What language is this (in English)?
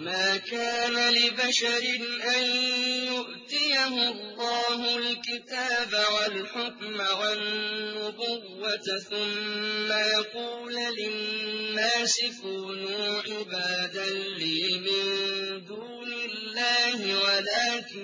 Arabic